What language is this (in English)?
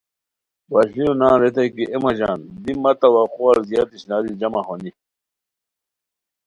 Khowar